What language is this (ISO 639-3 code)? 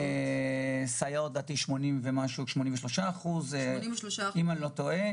heb